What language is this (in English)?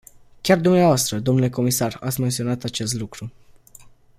Romanian